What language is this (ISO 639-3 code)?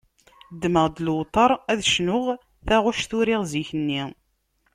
kab